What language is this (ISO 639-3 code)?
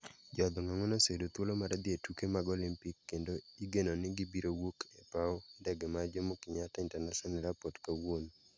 luo